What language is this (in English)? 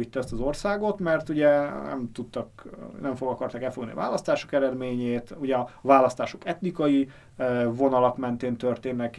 Hungarian